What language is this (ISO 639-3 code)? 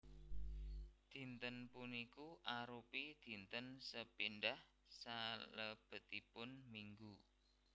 jav